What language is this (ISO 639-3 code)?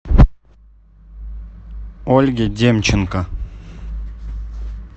rus